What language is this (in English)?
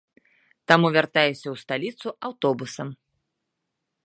Belarusian